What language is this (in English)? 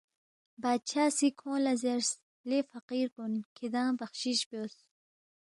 Balti